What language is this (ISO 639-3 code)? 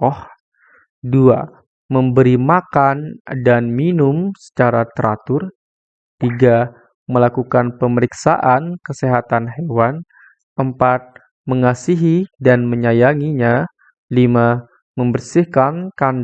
ind